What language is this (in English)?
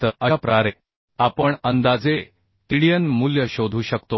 Marathi